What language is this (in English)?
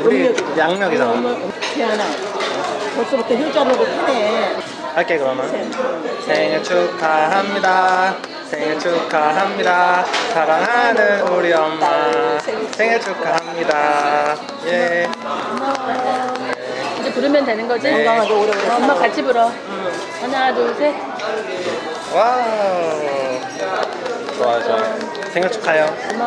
Korean